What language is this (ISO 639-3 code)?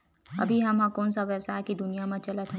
hne